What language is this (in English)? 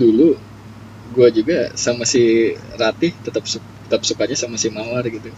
Indonesian